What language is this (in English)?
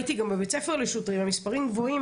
Hebrew